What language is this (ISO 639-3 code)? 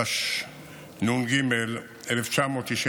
heb